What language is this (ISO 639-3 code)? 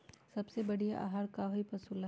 mag